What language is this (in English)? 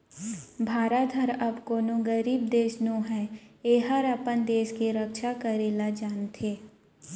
Chhattisgarhi